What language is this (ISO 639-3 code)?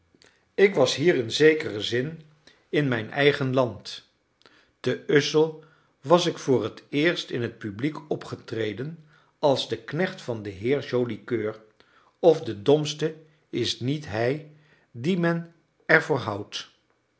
nld